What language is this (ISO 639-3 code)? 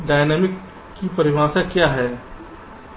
hin